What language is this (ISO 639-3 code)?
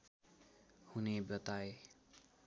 nep